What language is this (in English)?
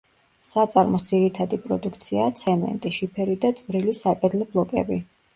Georgian